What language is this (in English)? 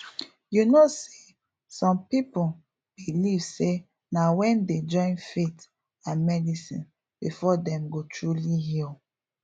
Nigerian Pidgin